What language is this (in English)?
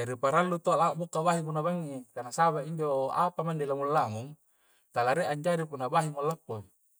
Coastal Konjo